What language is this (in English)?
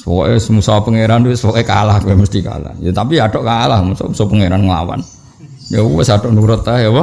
Indonesian